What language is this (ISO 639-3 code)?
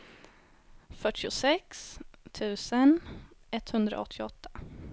swe